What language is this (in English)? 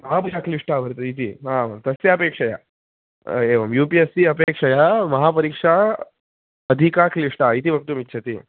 Sanskrit